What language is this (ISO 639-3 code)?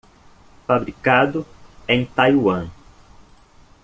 por